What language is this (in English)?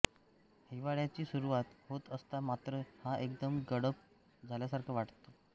Marathi